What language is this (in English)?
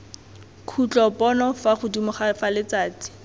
Tswana